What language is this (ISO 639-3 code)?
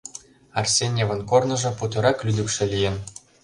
chm